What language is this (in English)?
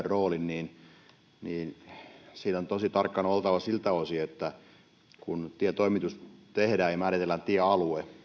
Finnish